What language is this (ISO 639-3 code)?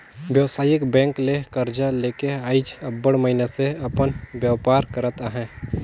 hne